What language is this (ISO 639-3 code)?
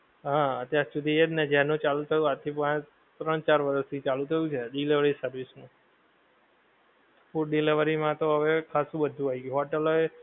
guj